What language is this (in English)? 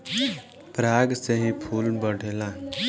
Bhojpuri